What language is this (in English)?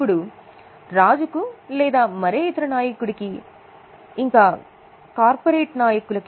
Telugu